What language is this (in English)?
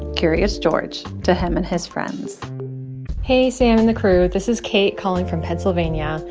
English